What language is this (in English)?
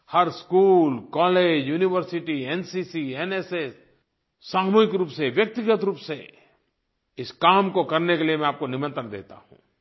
Hindi